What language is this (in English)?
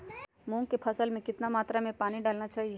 Magahi